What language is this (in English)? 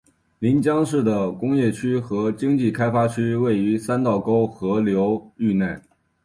Chinese